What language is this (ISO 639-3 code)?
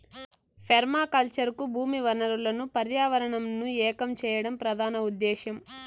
tel